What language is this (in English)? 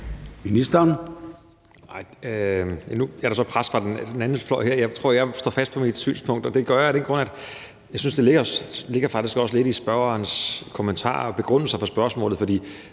Danish